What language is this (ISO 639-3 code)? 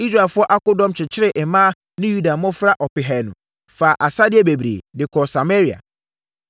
aka